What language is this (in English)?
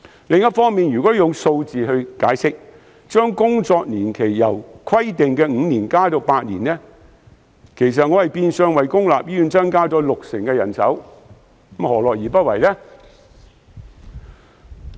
Cantonese